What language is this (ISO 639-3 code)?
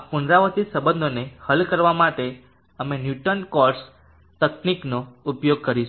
guj